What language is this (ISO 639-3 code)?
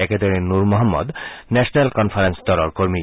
asm